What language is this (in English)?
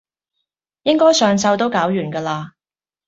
Cantonese